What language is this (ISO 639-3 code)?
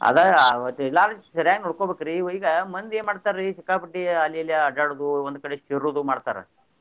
kan